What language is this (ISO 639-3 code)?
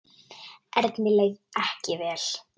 isl